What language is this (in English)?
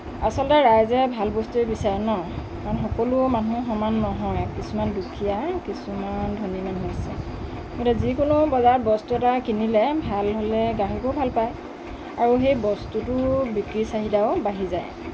Assamese